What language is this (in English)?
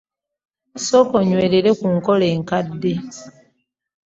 Ganda